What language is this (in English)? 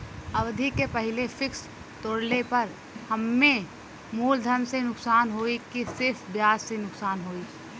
Bhojpuri